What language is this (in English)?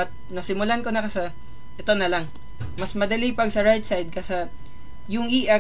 Filipino